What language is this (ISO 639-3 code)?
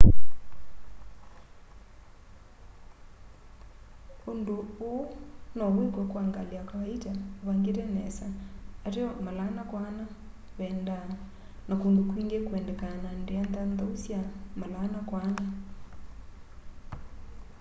kam